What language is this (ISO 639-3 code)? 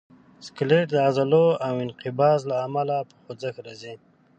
pus